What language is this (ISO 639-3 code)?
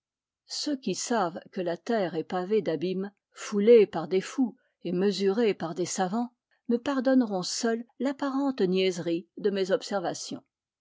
fra